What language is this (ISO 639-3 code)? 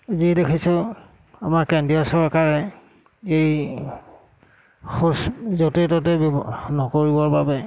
asm